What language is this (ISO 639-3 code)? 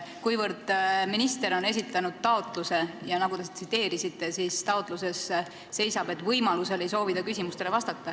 est